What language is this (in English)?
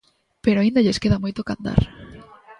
Galician